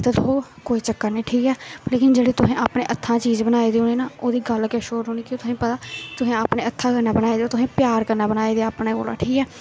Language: Dogri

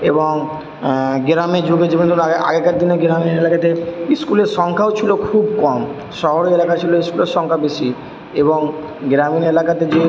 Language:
Bangla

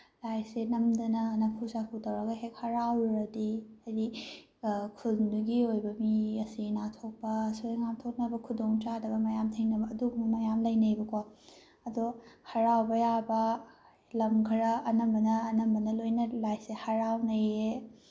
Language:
Manipuri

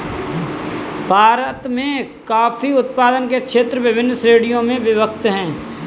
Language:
Hindi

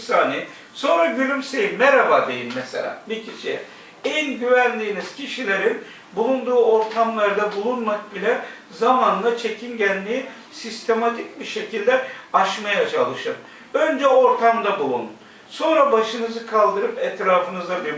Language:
Turkish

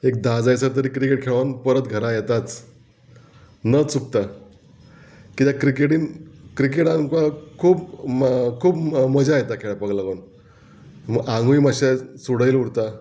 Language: Konkani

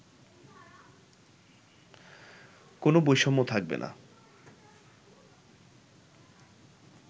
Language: Bangla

